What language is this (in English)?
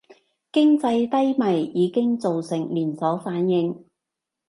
Cantonese